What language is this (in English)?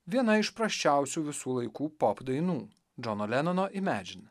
Lithuanian